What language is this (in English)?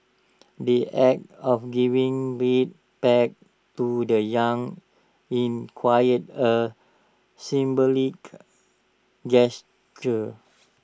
English